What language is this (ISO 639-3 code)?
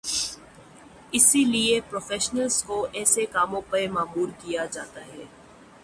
urd